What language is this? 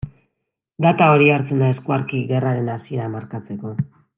Basque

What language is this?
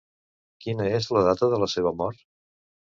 Catalan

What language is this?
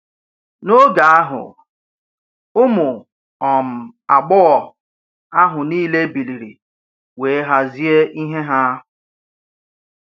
Igbo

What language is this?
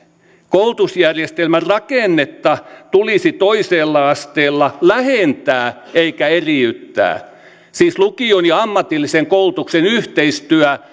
Finnish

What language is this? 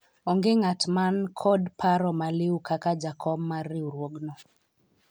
Luo (Kenya and Tanzania)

